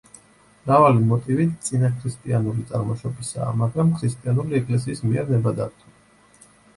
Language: Georgian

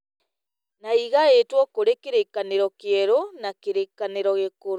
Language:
Kikuyu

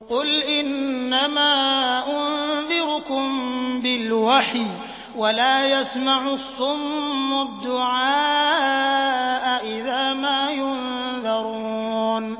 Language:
Arabic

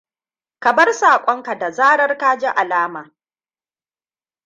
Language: Hausa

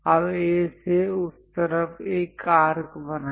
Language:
Hindi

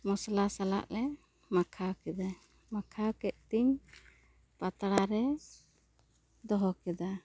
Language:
Santali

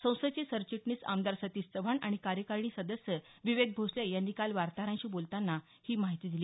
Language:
Marathi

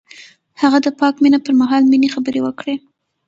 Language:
Pashto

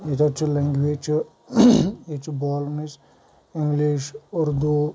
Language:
Kashmiri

